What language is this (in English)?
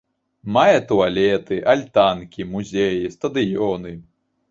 Belarusian